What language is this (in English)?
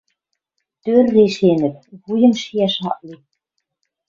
Western Mari